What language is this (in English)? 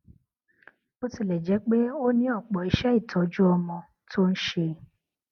Yoruba